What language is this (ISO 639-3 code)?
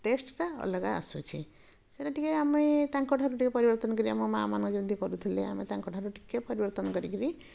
ori